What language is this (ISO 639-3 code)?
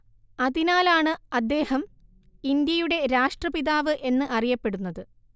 mal